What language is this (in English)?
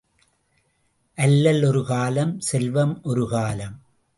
Tamil